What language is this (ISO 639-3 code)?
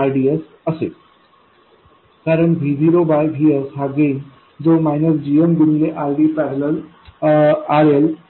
mar